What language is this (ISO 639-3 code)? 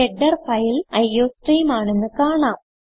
mal